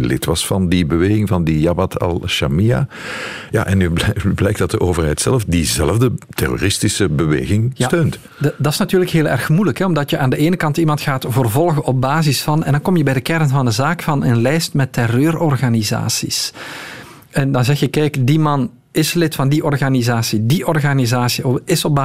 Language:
Dutch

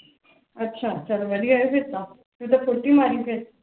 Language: Punjabi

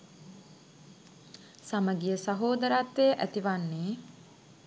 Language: Sinhala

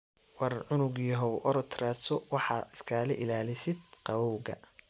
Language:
Somali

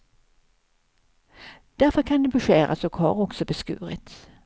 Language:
Swedish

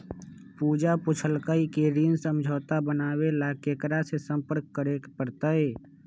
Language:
Magahi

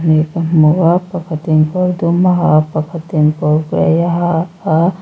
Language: Mizo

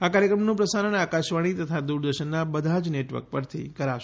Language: Gujarati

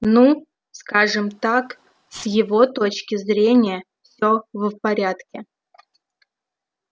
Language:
Russian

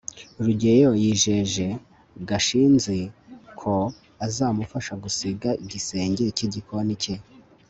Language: Kinyarwanda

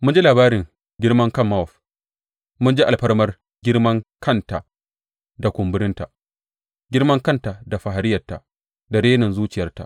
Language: Hausa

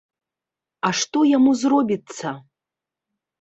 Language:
Belarusian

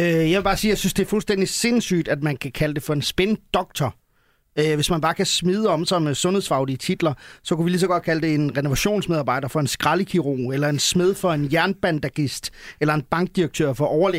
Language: Danish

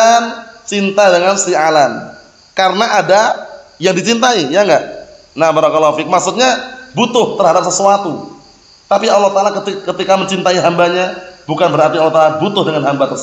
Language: Indonesian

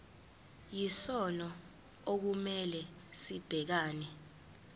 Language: Zulu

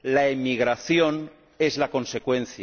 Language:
Spanish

